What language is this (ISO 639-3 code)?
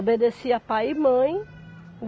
por